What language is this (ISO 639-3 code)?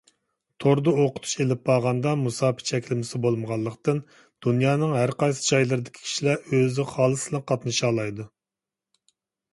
uig